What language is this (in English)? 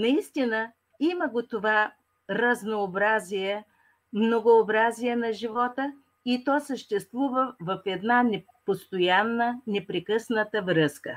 Bulgarian